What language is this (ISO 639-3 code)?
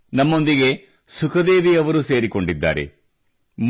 kan